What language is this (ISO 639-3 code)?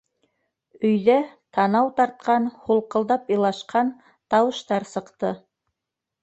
bak